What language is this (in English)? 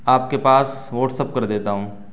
Urdu